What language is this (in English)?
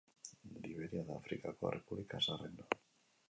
Basque